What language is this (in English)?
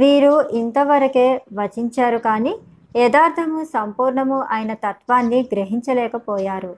Telugu